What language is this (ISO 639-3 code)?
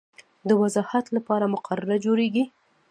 pus